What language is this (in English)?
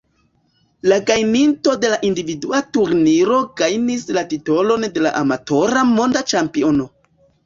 Esperanto